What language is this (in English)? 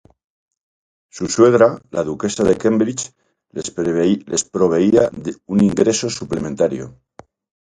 Spanish